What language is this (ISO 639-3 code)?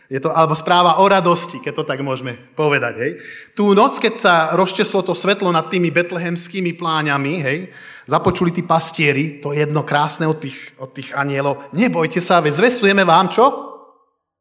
slk